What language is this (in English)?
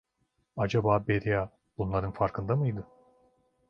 Turkish